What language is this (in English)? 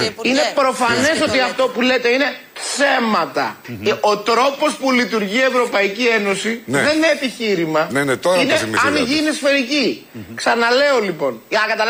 Greek